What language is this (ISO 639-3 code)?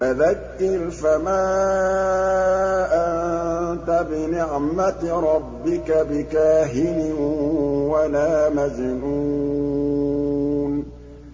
ara